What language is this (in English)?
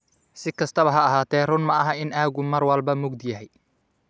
Somali